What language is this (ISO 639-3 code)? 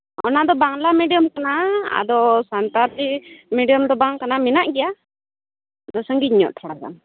sat